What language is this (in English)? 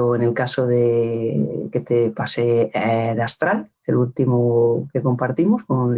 Spanish